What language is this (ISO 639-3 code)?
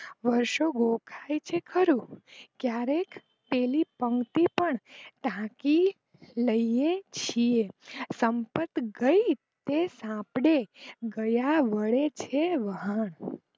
guj